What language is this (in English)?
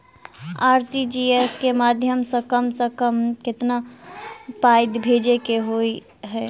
Maithili